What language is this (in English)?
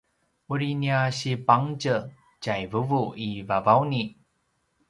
Paiwan